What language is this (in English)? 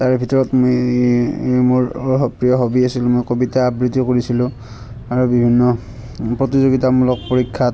Assamese